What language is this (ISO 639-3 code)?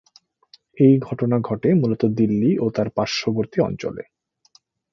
ben